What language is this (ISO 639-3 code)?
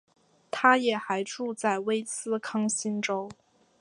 zho